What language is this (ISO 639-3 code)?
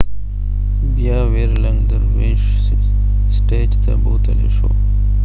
pus